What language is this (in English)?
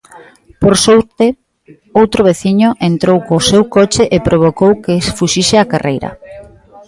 Galician